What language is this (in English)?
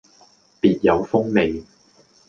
Cantonese